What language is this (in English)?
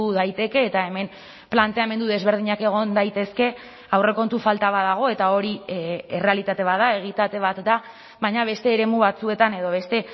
Basque